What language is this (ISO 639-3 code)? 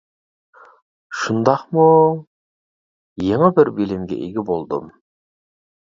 uig